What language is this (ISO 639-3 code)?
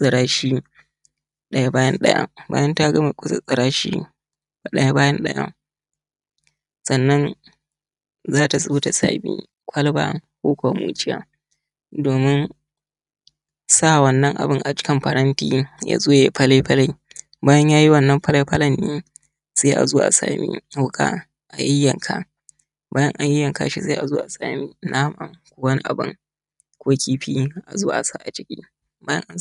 hau